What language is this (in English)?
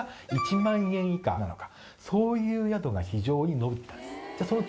Japanese